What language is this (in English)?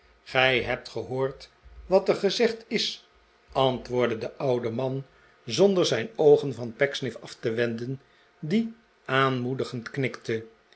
Dutch